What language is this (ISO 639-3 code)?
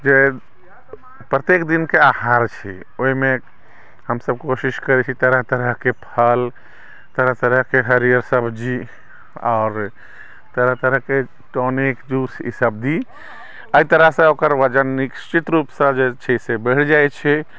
mai